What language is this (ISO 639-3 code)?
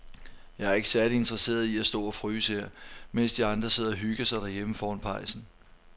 dan